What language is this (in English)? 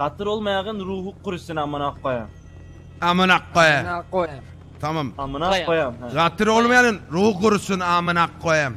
Turkish